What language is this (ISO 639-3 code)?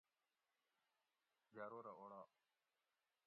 gwc